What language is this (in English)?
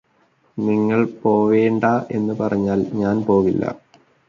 Malayalam